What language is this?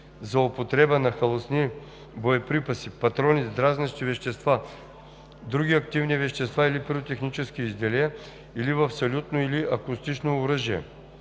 Bulgarian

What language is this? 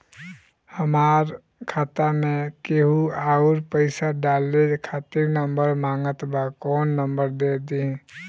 Bhojpuri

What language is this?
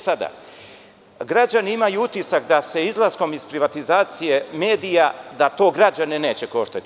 Serbian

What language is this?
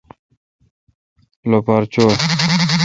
Kalkoti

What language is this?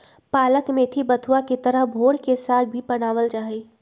Magahi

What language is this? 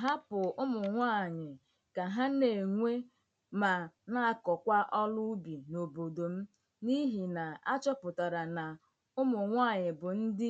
Igbo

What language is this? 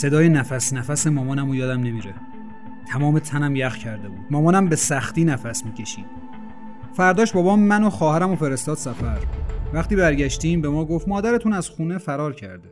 Persian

